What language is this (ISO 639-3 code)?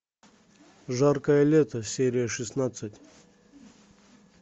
rus